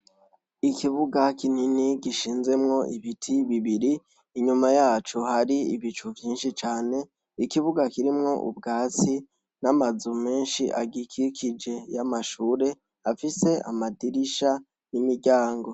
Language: Rundi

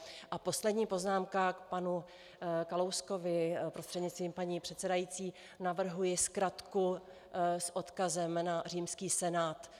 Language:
Czech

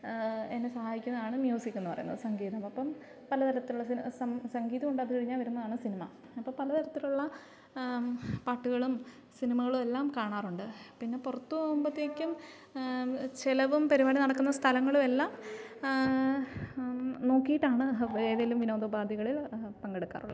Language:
Malayalam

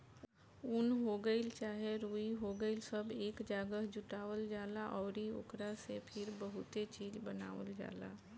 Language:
Bhojpuri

